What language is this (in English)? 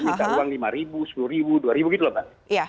Indonesian